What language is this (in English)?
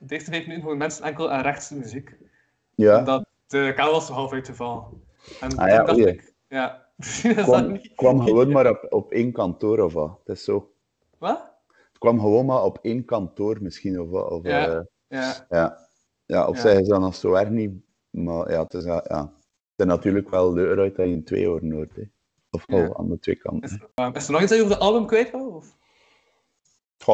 Dutch